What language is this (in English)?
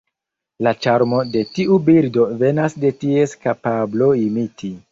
Esperanto